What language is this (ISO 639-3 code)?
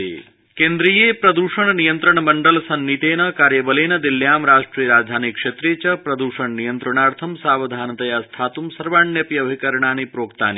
san